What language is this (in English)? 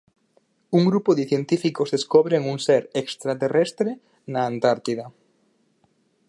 Galician